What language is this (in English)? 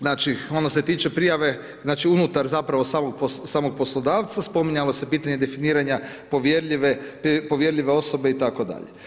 Croatian